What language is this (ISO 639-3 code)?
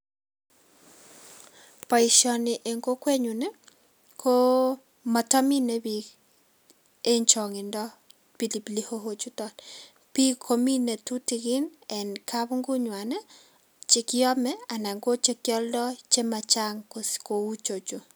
kln